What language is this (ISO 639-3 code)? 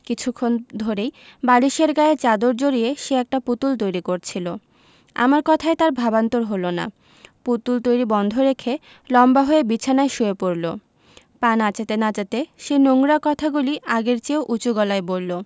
ben